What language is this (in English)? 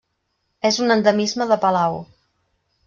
Catalan